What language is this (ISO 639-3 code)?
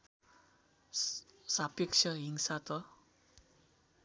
nep